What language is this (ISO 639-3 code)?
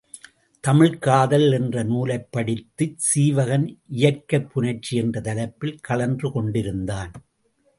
tam